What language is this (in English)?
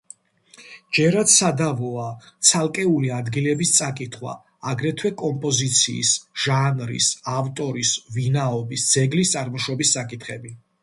Georgian